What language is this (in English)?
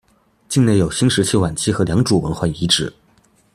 Chinese